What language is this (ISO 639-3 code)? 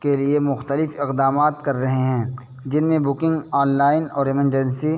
urd